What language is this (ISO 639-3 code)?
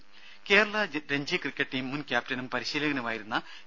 mal